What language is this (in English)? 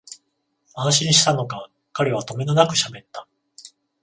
Japanese